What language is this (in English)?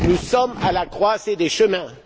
French